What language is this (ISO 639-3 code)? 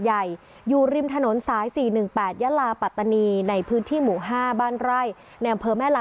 tha